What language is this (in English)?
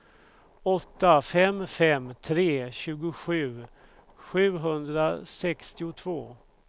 Swedish